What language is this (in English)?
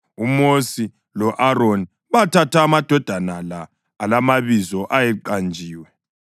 North Ndebele